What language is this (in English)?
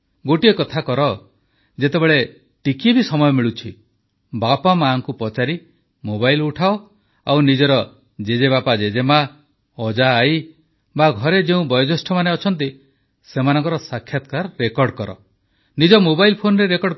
Odia